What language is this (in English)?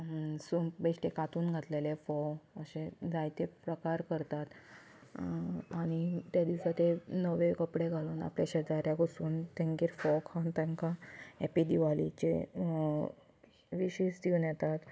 Konkani